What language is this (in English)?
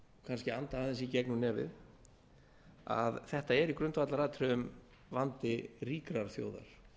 Icelandic